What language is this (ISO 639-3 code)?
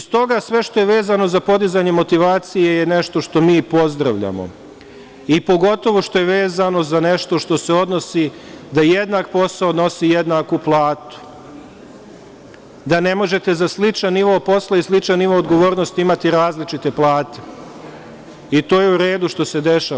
srp